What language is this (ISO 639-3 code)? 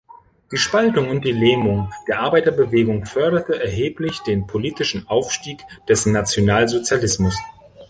deu